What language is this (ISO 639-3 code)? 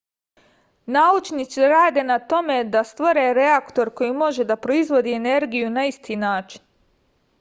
srp